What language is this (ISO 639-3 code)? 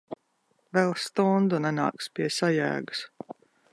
lav